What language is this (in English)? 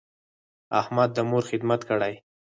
Pashto